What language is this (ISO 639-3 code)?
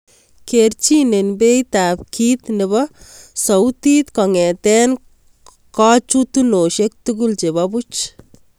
kln